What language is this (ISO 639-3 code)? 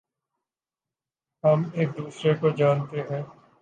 urd